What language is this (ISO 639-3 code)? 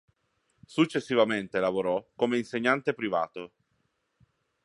ita